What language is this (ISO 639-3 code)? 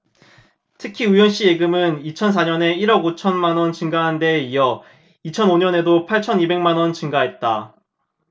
kor